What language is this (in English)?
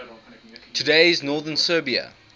English